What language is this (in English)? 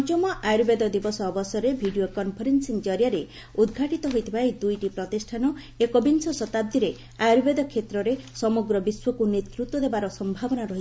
Odia